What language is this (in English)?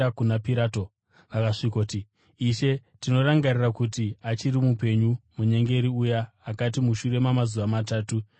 Shona